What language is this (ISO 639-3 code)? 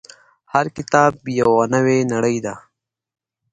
pus